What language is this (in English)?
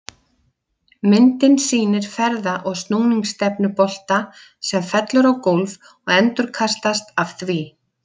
Icelandic